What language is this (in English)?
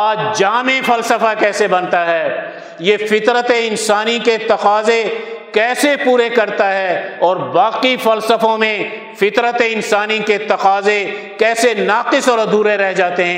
Urdu